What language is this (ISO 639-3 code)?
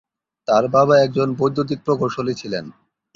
ben